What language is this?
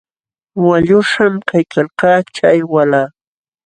Jauja Wanca Quechua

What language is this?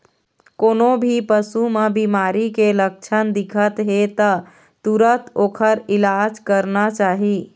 Chhattisgarhi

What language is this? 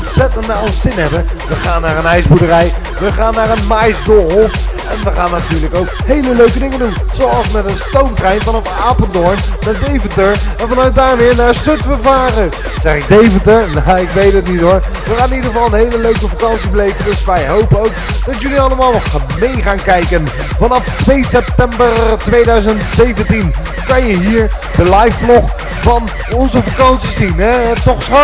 Dutch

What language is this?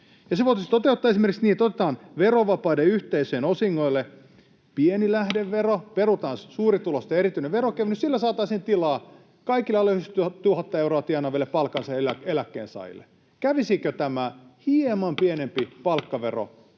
Finnish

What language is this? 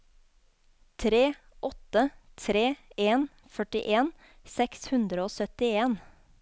Norwegian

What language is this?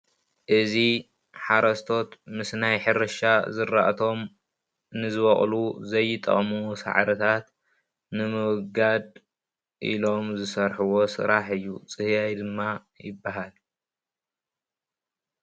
Tigrinya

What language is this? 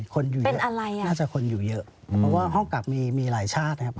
Thai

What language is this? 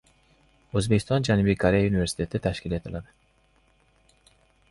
Uzbek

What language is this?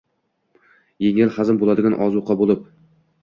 Uzbek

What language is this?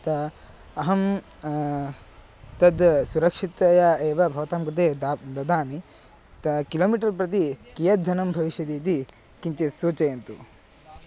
Sanskrit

